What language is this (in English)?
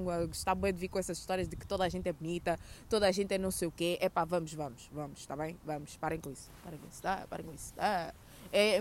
Portuguese